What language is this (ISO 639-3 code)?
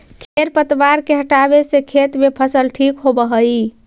mag